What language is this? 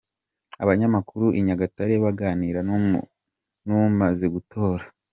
Kinyarwanda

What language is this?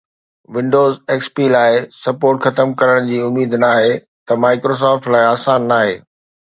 Sindhi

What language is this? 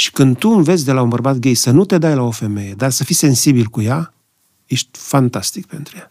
Romanian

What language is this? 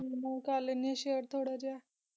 Punjabi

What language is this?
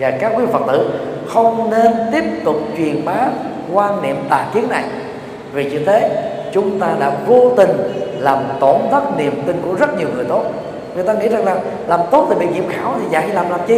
Vietnamese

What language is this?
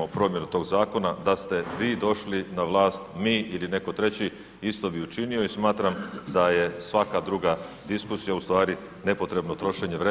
Croatian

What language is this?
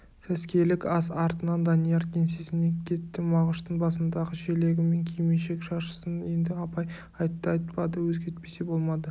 Kazakh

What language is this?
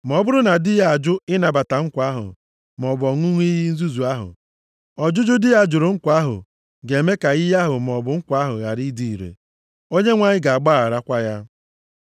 Igbo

